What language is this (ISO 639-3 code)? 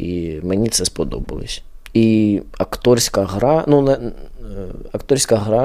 ukr